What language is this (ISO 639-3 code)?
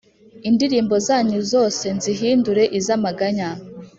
kin